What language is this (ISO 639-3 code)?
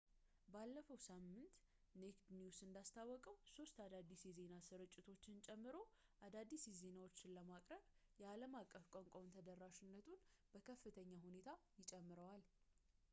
amh